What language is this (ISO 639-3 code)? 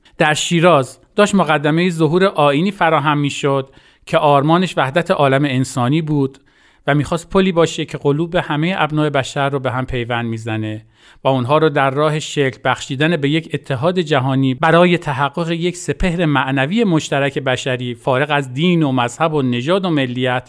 fas